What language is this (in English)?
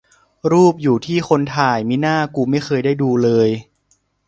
Thai